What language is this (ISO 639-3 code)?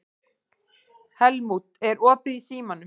isl